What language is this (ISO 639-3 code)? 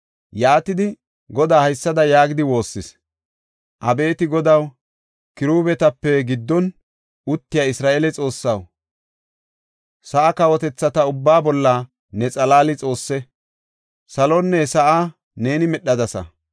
gof